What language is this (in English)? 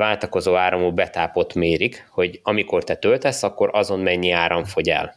Hungarian